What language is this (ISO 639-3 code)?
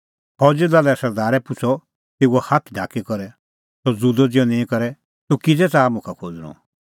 kfx